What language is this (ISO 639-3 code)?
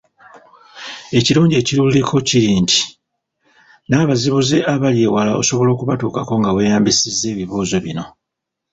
lug